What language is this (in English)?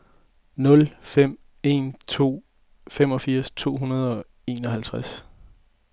Danish